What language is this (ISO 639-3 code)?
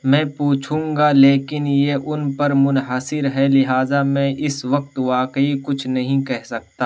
urd